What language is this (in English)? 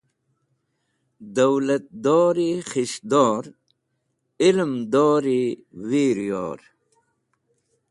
Wakhi